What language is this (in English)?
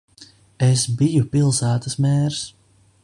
Latvian